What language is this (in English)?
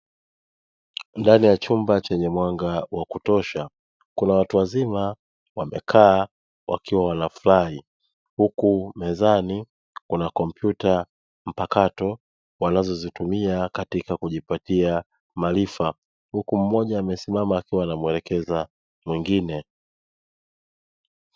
Swahili